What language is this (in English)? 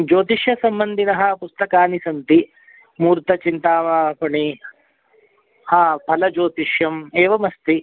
Sanskrit